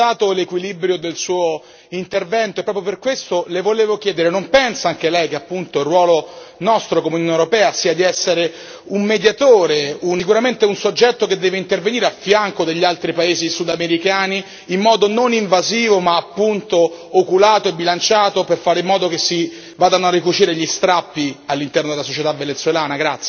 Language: Italian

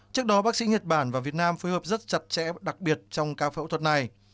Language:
Vietnamese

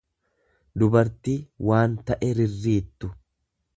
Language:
Oromo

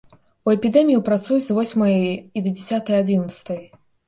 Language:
Belarusian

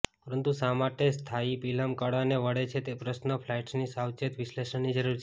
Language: Gujarati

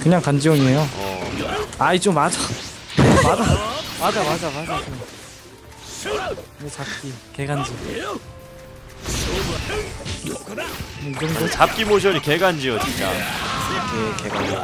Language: Korean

